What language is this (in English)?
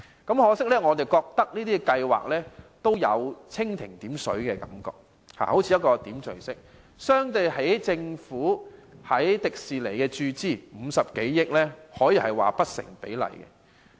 Cantonese